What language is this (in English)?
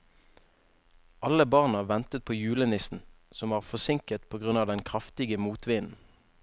Norwegian